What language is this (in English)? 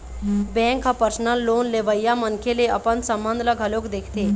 Chhattisgarhi